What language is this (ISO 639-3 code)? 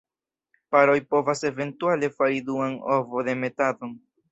epo